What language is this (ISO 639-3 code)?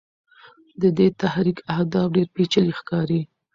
pus